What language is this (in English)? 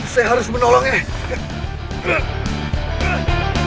Indonesian